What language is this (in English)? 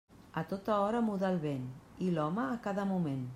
Catalan